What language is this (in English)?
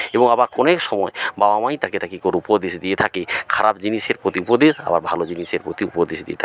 Bangla